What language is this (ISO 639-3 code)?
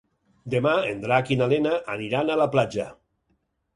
cat